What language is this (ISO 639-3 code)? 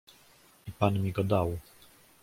pol